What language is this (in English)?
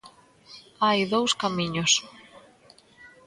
Galician